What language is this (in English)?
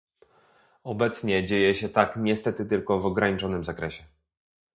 Polish